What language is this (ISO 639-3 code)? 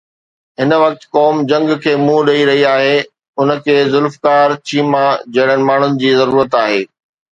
snd